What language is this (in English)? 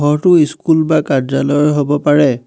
Assamese